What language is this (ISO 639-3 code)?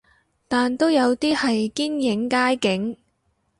yue